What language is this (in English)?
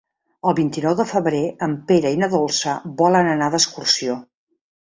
Catalan